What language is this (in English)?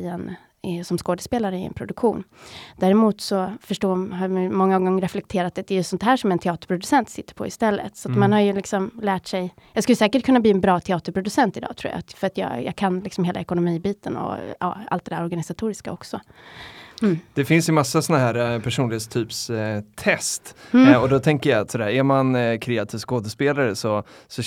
Swedish